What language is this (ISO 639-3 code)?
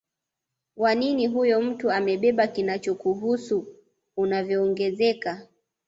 swa